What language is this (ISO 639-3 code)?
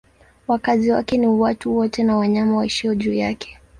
swa